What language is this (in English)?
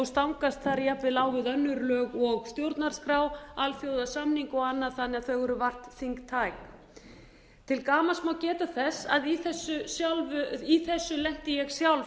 Icelandic